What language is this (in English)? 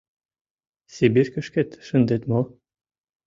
Mari